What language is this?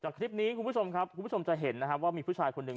Thai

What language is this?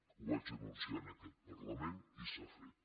Catalan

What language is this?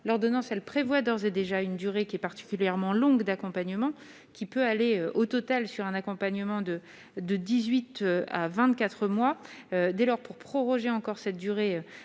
French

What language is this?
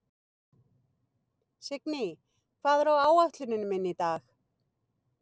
Icelandic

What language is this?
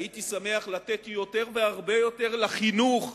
Hebrew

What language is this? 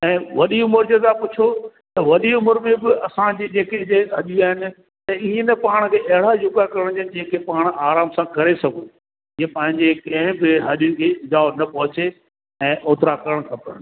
Sindhi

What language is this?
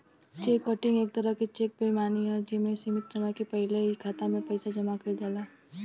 Bhojpuri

